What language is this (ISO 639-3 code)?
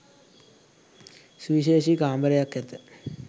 sin